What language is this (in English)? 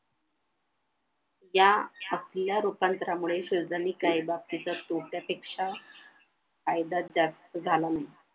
Marathi